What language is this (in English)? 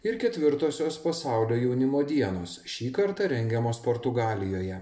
Lithuanian